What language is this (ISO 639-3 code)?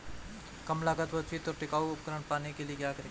hin